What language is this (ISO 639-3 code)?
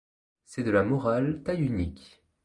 fra